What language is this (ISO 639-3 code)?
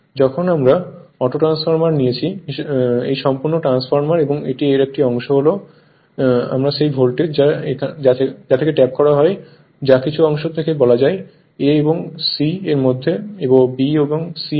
ben